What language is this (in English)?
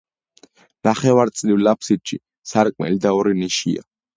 Georgian